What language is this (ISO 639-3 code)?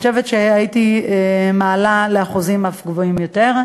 heb